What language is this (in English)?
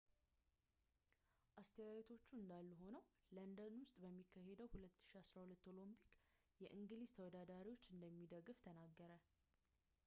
Amharic